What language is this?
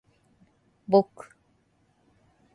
Japanese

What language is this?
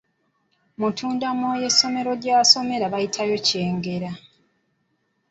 Ganda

